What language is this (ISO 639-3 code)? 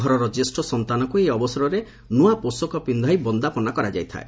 ori